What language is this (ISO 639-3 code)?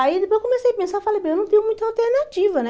por